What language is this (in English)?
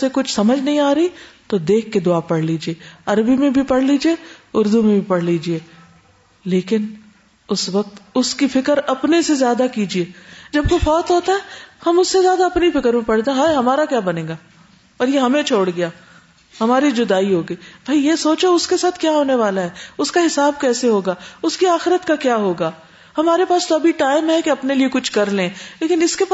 Urdu